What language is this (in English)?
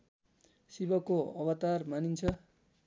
Nepali